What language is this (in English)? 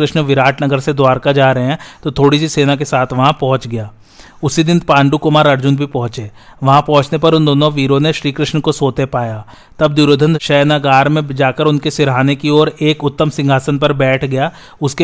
Hindi